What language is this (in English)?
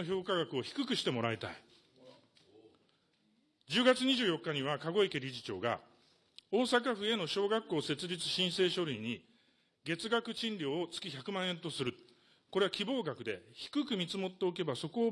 Japanese